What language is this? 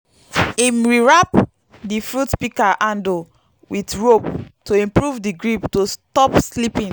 Nigerian Pidgin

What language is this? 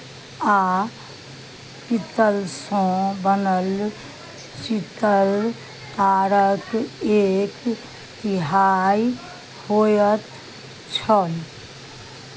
Maithili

